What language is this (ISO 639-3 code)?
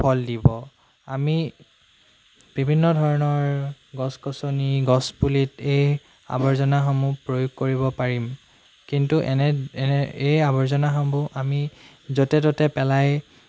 asm